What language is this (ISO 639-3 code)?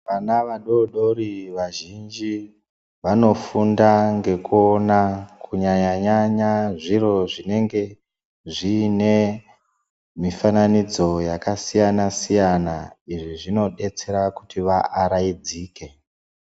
ndc